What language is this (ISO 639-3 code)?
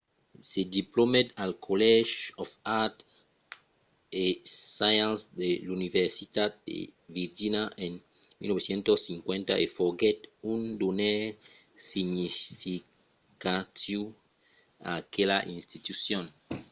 oci